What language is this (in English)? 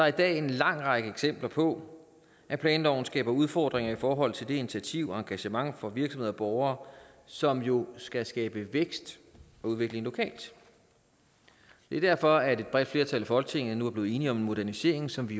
Danish